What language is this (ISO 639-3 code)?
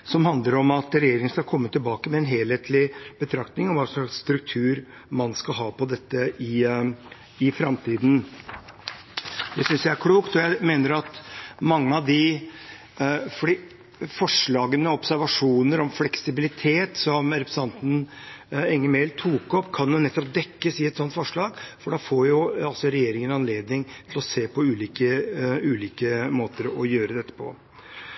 nob